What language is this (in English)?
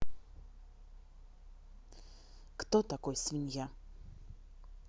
Russian